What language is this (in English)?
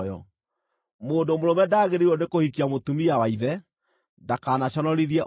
Kikuyu